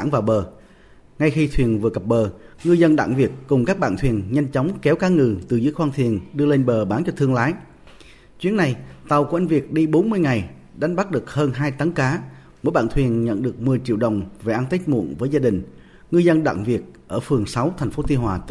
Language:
Vietnamese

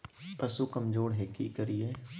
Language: Magahi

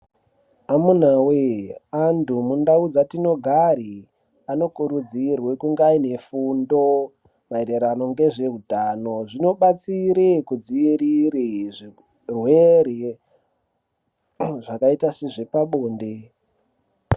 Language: Ndau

